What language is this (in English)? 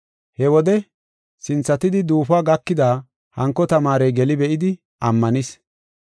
Gofa